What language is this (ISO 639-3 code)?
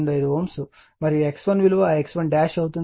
tel